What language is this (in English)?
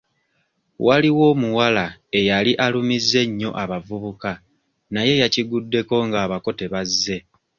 Ganda